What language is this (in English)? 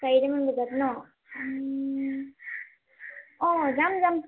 Assamese